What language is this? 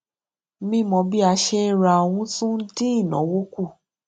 Yoruba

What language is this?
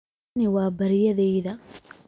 Somali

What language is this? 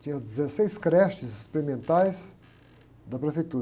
Portuguese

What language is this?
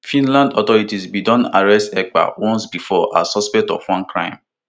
Nigerian Pidgin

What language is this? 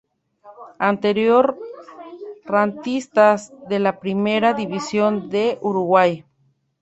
Spanish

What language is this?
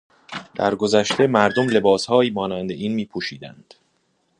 Persian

